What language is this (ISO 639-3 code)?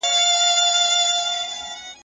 pus